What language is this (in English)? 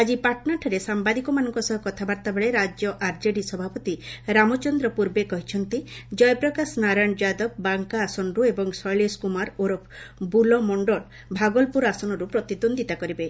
Odia